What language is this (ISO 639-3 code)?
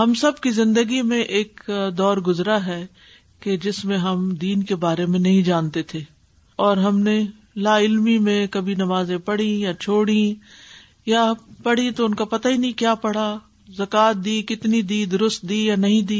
urd